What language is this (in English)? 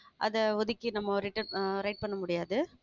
Tamil